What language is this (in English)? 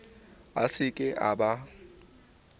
Southern Sotho